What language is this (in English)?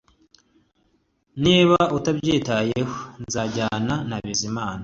Kinyarwanda